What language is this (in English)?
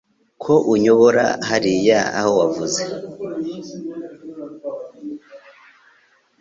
Kinyarwanda